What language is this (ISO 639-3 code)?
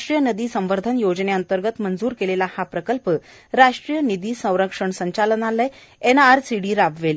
mar